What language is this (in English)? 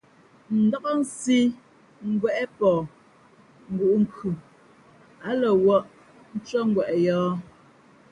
Fe'fe'